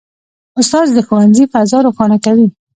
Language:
Pashto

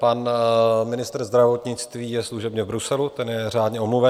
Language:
Czech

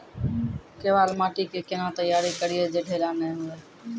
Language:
Maithili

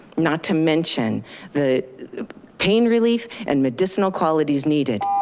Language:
English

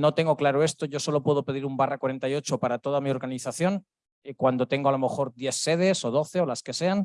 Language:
Spanish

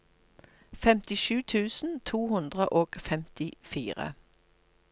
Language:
Norwegian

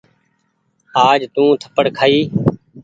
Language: Goaria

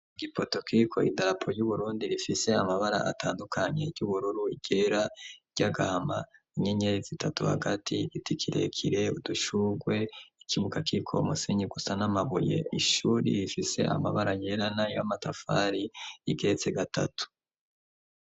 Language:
Rundi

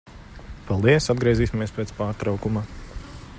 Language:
Latvian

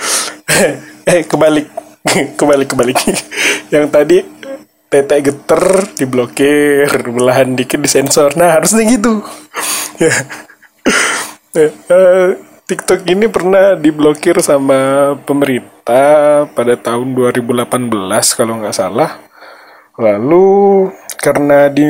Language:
Indonesian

